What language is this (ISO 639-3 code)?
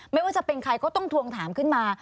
tha